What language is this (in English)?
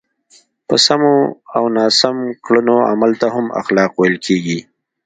Pashto